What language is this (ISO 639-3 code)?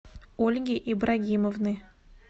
rus